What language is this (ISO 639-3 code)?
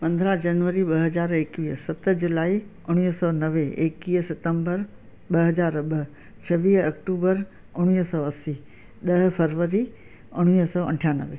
snd